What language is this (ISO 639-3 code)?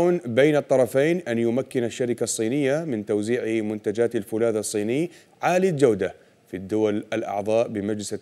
ara